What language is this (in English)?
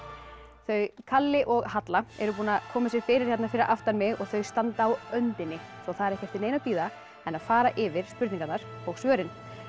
Icelandic